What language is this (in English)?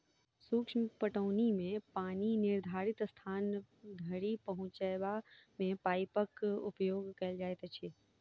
Maithili